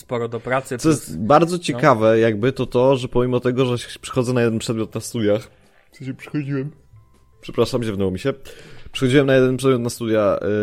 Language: Polish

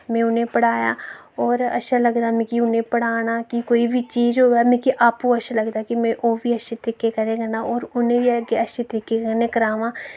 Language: Dogri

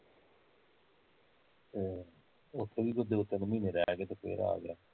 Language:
Punjabi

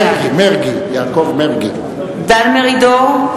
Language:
Hebrew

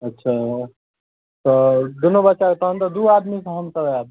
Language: Maithili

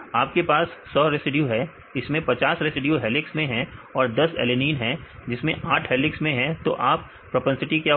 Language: Hindi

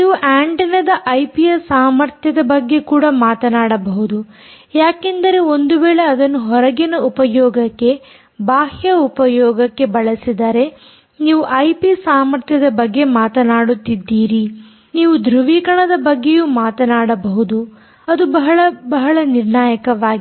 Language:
Kannada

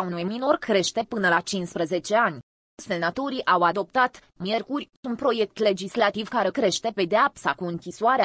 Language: Romanian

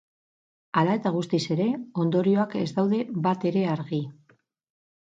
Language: Basque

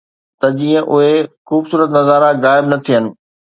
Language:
Sindhi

